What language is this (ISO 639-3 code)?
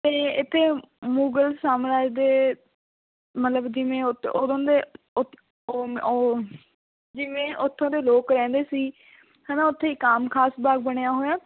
pan